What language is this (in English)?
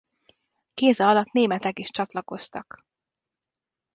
Hungarian